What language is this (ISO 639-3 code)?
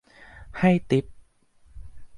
tha